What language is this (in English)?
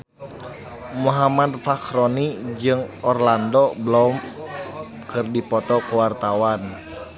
Sundanese